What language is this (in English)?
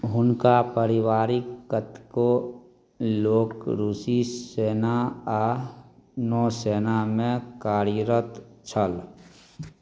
Maithili